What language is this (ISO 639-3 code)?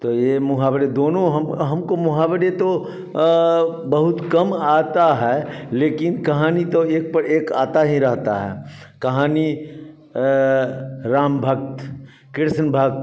hin